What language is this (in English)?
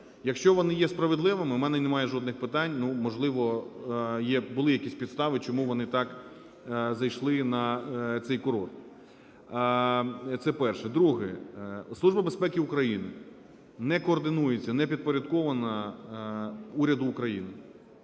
Ukrainian